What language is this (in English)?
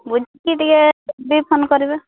Odia